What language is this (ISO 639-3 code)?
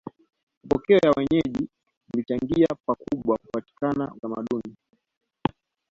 swa